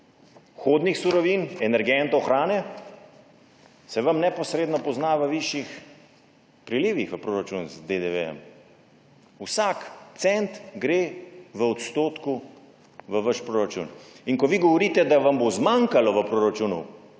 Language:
Slovenian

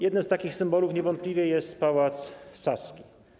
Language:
Polish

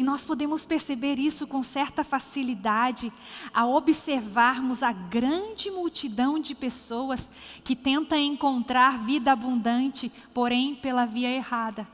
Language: Portuguese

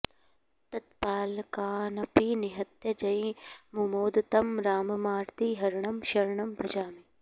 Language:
Sanskrit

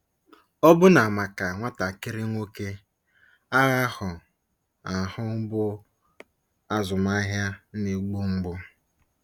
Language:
Igbo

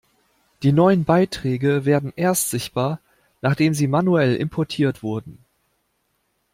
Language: German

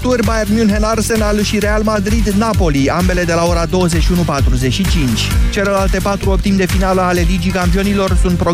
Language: Romanian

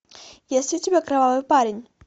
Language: Russian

